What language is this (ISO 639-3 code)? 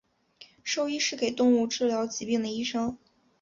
zho